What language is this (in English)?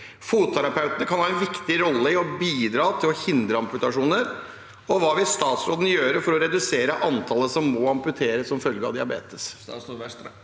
Norwegian